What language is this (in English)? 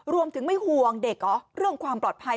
Thai